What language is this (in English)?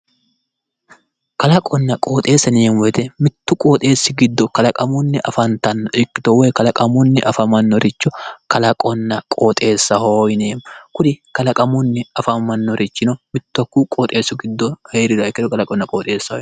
Sidamo